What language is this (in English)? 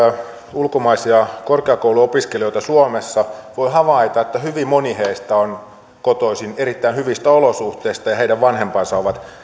Finnish